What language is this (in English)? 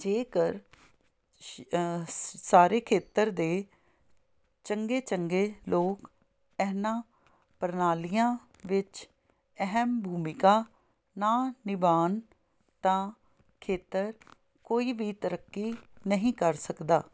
Punjabi